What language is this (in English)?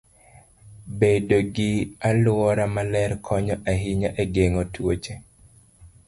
Luo (Kenya and Tanzania)